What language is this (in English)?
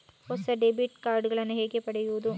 Kannada